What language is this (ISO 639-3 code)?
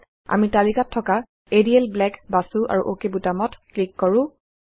asm